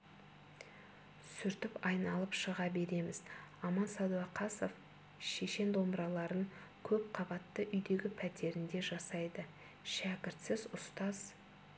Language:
Kazakh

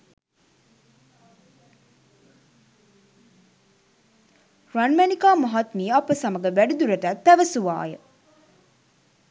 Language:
Sinhala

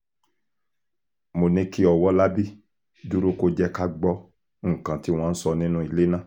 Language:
Yoruba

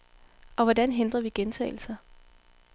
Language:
Danish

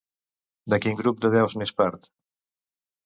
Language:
Catalan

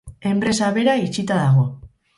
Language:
Basque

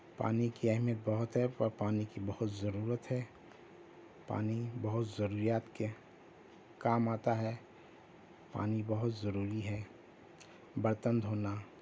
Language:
Urdu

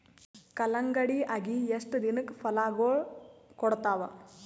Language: Kannada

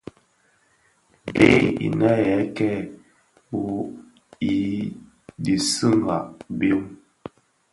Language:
Bafia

